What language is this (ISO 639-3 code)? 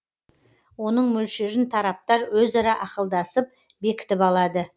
kaz